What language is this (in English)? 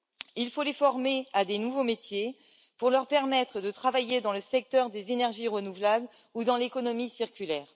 French